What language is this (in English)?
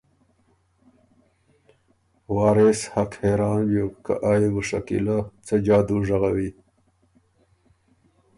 Ormuri